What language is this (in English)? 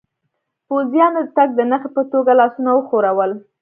Pashto